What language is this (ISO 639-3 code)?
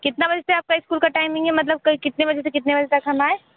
hin